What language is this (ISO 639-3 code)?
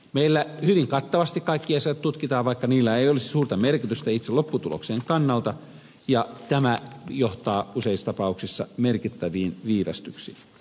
fin